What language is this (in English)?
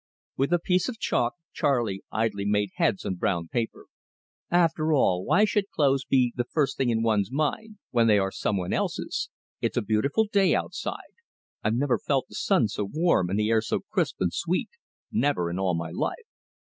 English